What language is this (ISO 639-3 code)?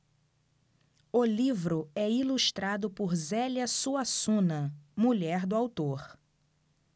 por